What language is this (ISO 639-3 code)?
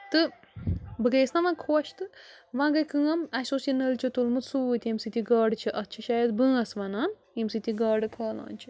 kas